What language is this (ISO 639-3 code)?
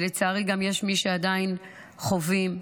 heb